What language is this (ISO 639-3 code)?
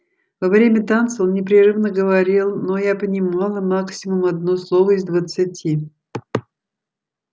rus